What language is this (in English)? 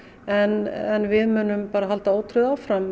Icelandic